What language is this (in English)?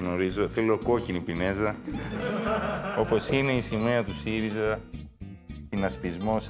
Greek